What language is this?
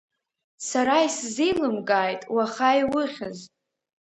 Abkhazian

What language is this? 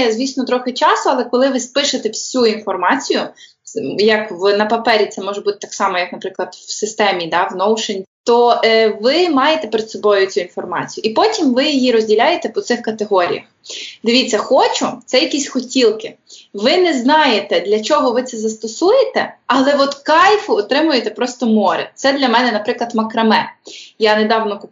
Ukrainian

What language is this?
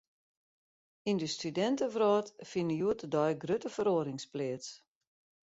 Western Frisian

